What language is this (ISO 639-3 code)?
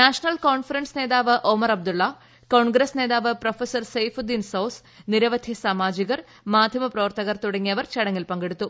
mal